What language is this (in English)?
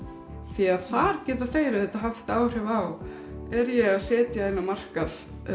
Icelandic